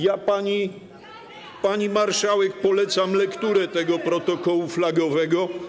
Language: Polish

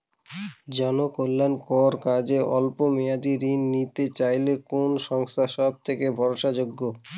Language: Bangla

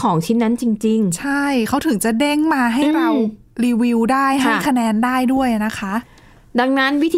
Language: Thai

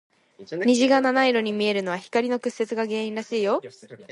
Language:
Japanese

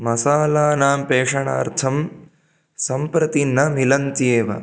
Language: Sanskrit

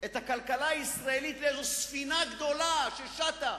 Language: Hebrew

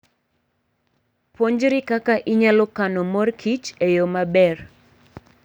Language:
Luo (Kenya and Tanzania)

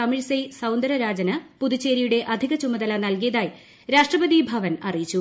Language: Malayalam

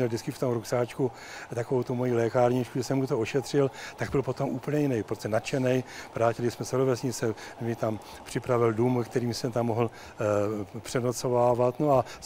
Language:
Czech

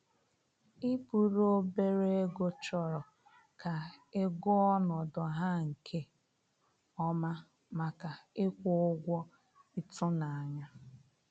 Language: Igbo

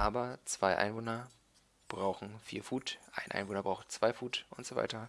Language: German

